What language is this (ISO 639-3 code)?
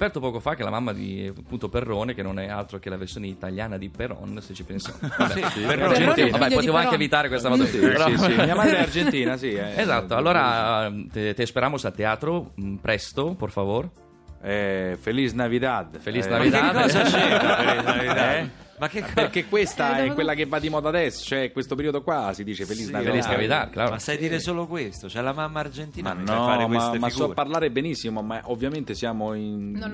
ita